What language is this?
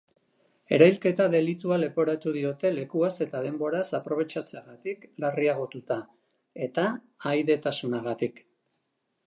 Basque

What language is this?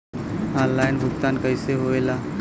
Bhojpuri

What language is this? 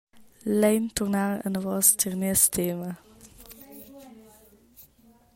Romansh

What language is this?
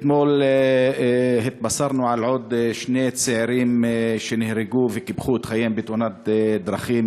Hebrew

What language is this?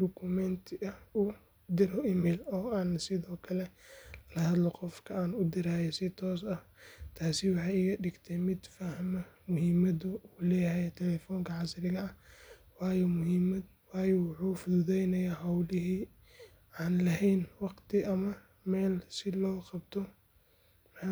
Somali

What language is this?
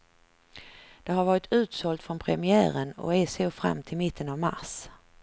Swedish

